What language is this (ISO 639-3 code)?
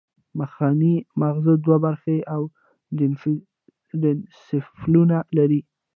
pus